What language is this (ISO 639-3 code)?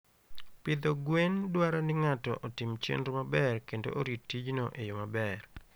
luo